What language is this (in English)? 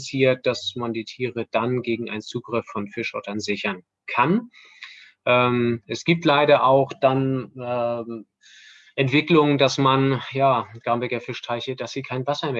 German